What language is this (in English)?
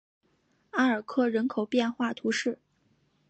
Chinese